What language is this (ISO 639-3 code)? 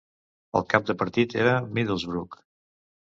cat